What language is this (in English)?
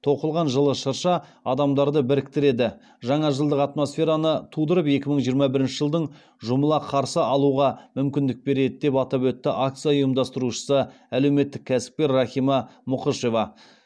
Kazakh